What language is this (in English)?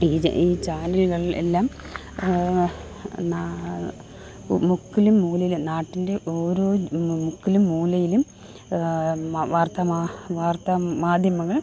Malayalam